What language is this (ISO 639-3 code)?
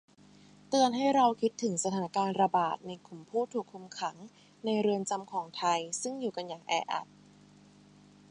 tha